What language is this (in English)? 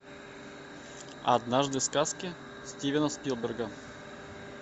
Russian